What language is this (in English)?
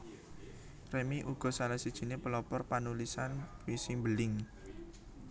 Javanese